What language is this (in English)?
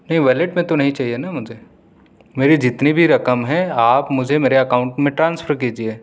Urdu